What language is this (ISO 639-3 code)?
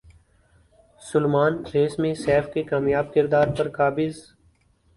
urd